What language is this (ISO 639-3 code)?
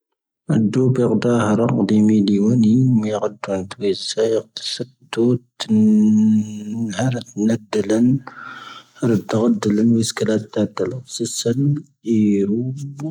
thv